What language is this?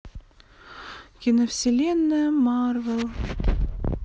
Russian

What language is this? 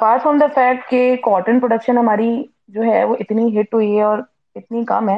Urdu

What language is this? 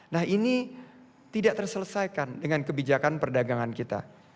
Indonesian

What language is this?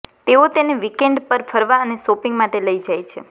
Gujarati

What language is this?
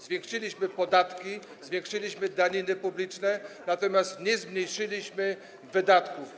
Polish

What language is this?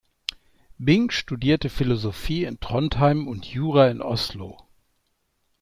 German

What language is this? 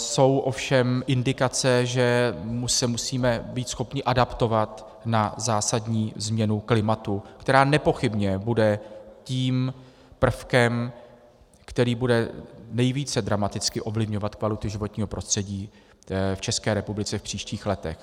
Czech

